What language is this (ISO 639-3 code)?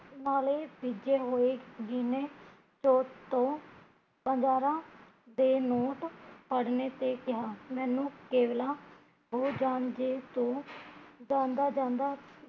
pan